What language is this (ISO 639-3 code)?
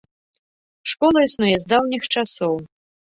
bel